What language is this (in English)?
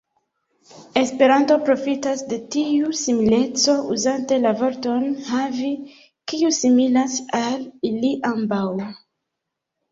Esperanto